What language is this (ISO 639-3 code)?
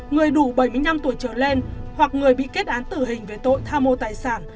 vie